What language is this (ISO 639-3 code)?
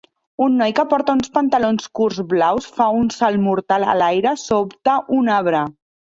cat